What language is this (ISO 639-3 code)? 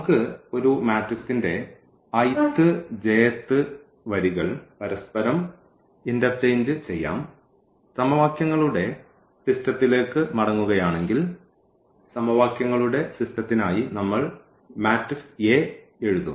mal